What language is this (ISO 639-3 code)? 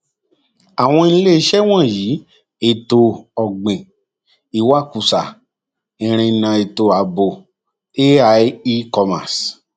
yor